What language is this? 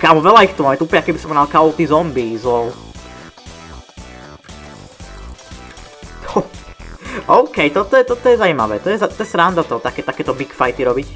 Czech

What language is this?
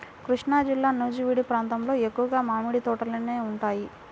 Telugu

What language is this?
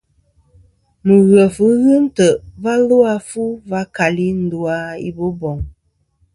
Kom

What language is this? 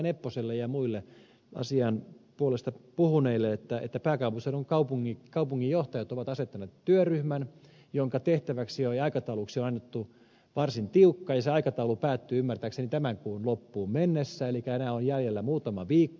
Finnish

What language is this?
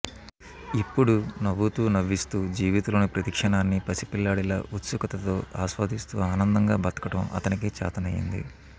Telugu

